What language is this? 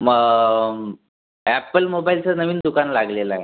Marathi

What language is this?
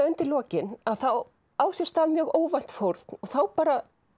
Icelandic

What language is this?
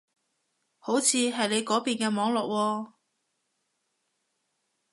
Cantonese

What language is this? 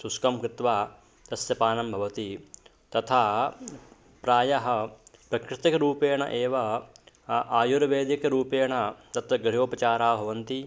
Sanskrit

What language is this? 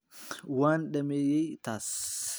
Somali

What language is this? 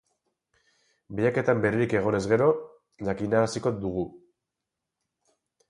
Basque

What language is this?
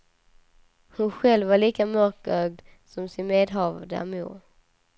Swedish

